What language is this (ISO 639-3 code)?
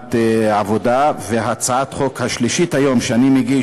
heb